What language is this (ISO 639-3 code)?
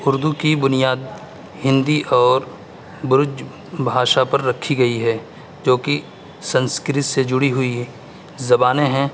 urd